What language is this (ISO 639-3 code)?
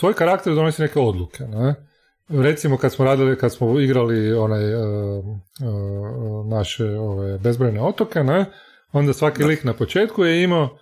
hrv